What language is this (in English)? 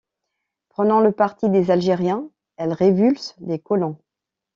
French